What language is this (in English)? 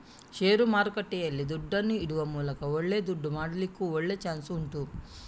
Kannada